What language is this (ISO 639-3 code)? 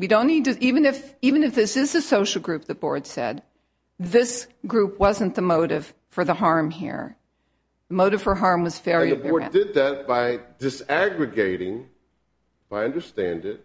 eng